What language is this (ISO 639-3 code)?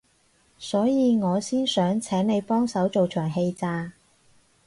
yue